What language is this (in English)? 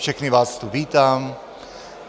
Czech